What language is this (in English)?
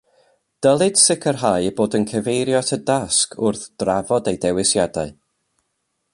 Welsh